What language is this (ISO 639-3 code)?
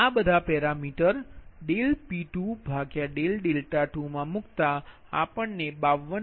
guj